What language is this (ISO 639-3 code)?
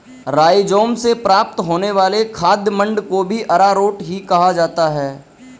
hin